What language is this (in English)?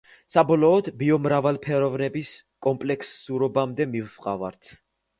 Georgian